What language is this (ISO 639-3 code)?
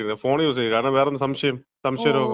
mal